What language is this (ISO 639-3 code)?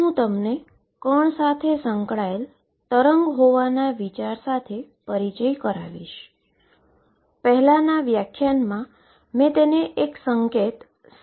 guj